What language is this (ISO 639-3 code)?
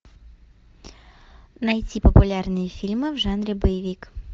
rus